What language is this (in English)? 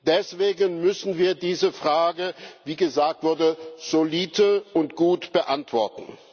German